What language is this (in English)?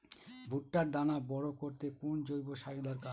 Bangla